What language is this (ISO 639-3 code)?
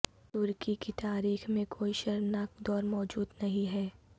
urd